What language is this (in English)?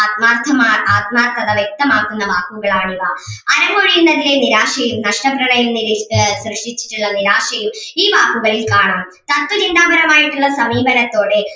Malayalam